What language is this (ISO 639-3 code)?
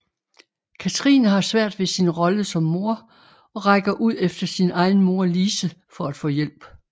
dan